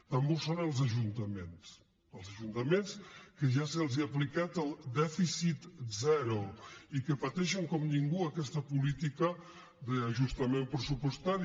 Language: Catalan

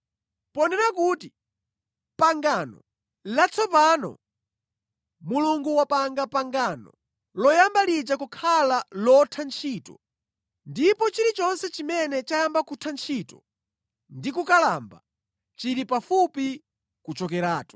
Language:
Nyanja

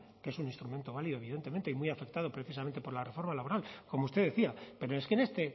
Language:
Spanish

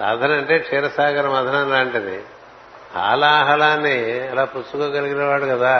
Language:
Telugu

